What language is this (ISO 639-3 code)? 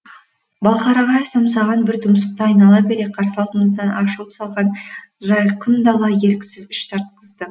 kaz